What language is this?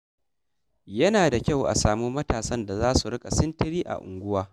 Hausa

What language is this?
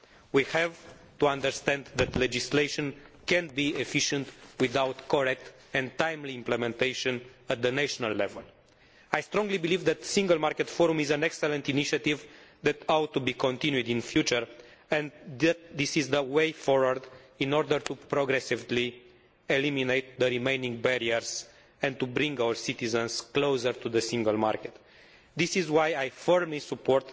English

